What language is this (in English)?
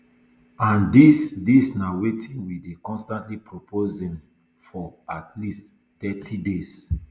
Nigerian Pidgin